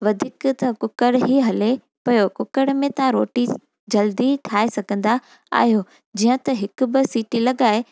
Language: Sindhi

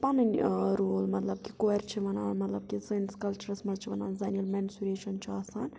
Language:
Kashmiri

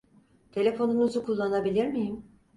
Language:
Turkish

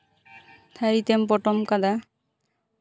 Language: Santali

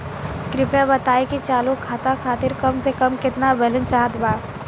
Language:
Bhojpuri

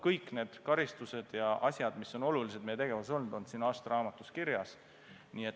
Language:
Estonian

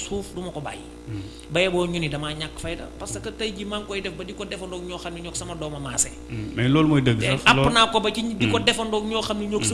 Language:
Indonesian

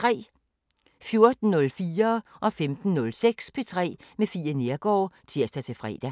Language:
Danish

